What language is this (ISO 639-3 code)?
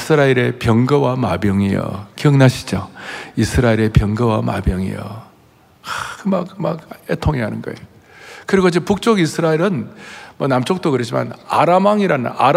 kor